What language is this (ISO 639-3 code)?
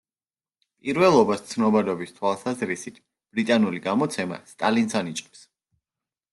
kat